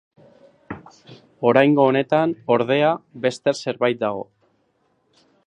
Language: Basque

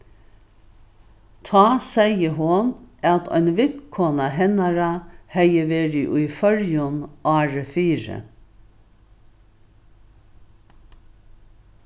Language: Faroese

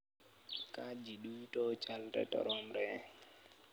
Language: Luo (Kenya and Tanzania)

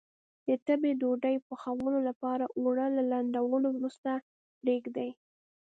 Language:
Pashto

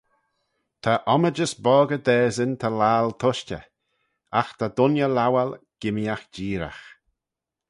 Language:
Manx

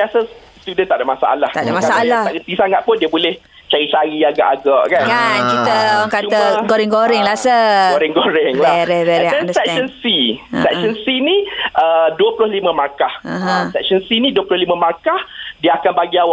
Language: Malay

